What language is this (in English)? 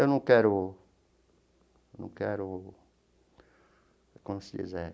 Portuguese